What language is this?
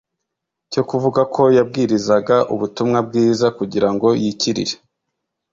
Kinyarwanda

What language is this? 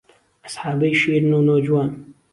Central Kurdish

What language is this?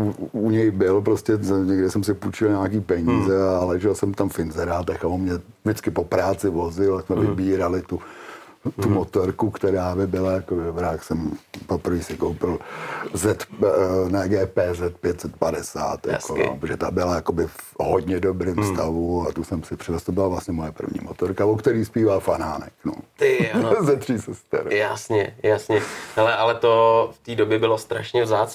Czech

